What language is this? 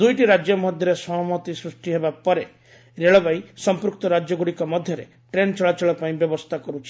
Odia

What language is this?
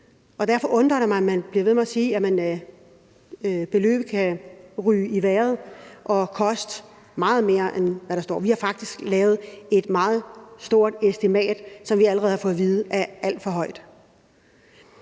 Danish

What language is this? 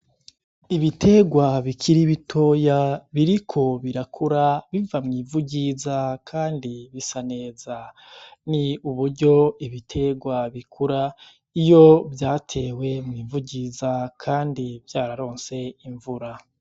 Rundi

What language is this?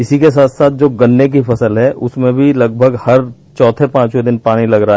Hindi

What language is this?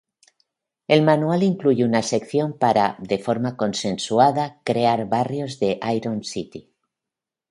Spanish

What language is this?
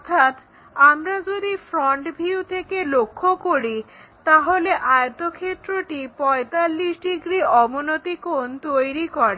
Bangla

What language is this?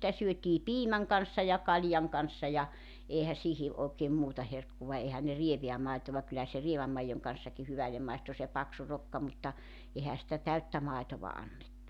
Finnish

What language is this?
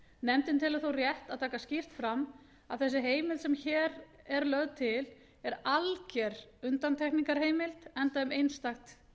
Icelandic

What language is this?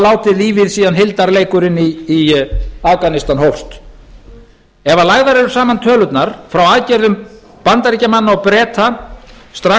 Icelandic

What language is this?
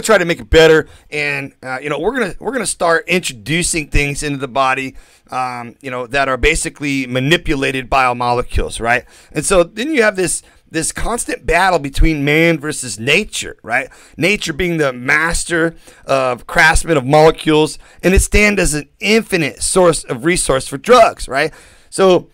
English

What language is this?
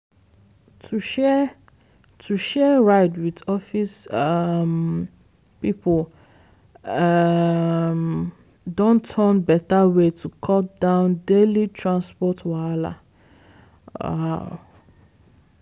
Nigerian Pidgin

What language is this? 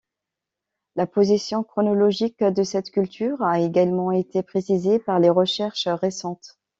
French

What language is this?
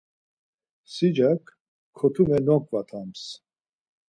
Laz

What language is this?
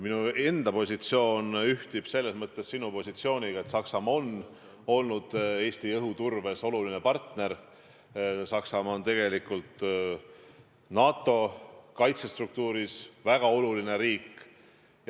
Estonian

